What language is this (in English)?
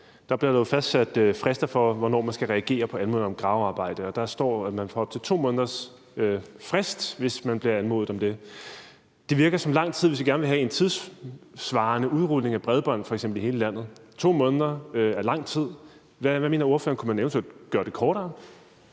Danish